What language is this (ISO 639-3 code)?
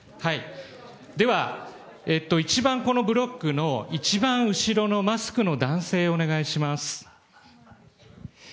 jpn